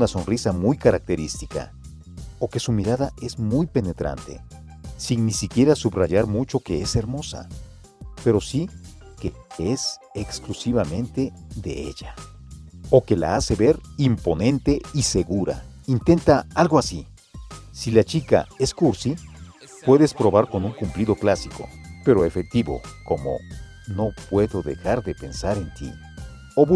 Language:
Spanish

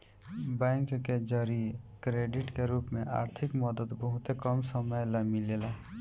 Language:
Bhojpuri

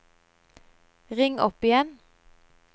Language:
Norwegian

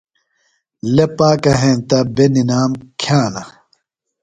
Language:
Phalura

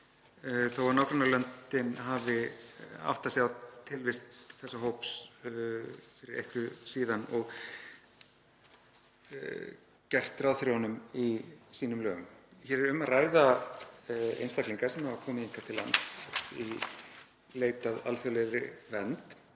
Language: Icelandic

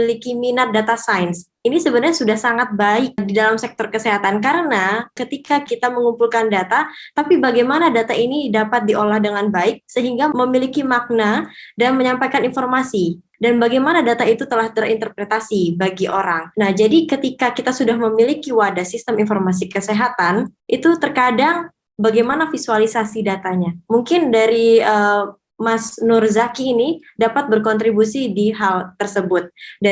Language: Indonesian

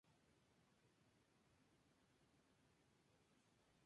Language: Spanish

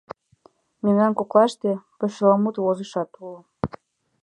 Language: Mari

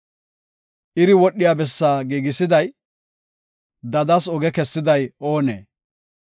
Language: Gofa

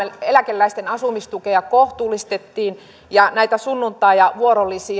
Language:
Finnish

